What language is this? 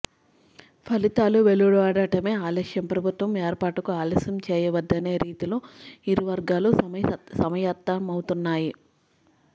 Telugu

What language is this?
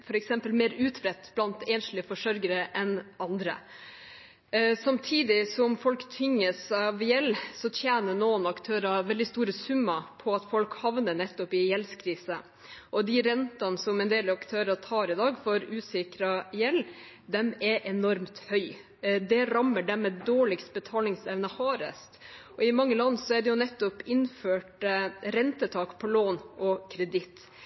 Norwegian Bokmål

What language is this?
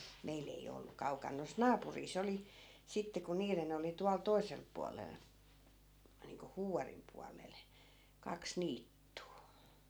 Finnish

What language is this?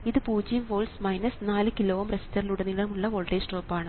Malayalam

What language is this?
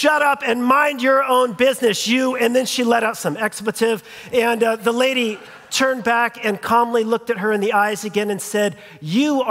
English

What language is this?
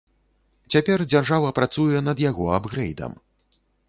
Belarusian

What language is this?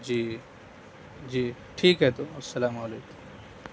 Urdu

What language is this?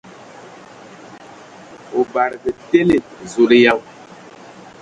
Ewondo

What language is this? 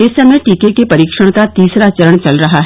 Hindi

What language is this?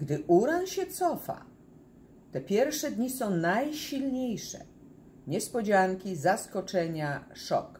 Polish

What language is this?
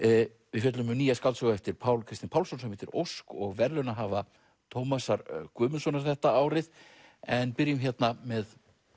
Icelandic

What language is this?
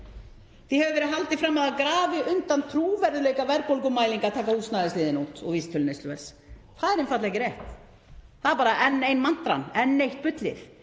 Icelandic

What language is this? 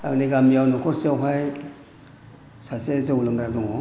Bodo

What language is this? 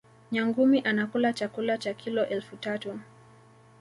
Swahili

